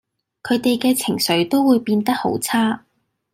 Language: Cantonese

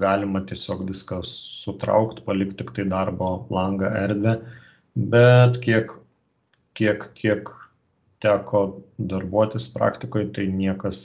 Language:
Lithuanian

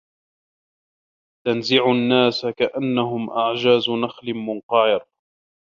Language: Arabic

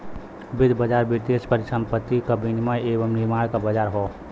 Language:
Bhojpuri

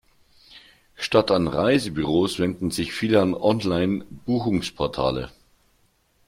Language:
German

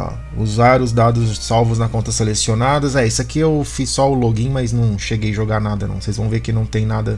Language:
Portuguese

